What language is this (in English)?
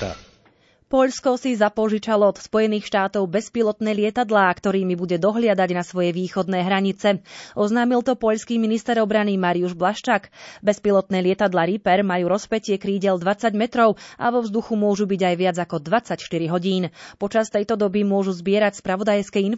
Slovak